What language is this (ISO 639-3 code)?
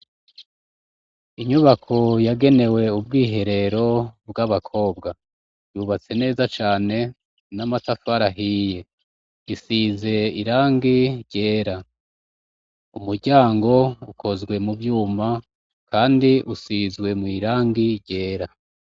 run